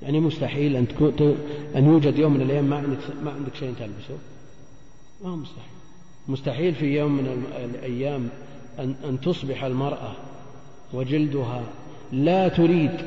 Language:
Arabic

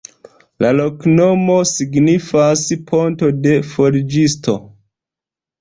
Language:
Esperanto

